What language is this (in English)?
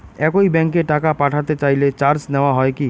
Bangla